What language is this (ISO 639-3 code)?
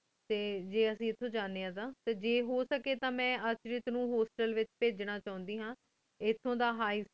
pan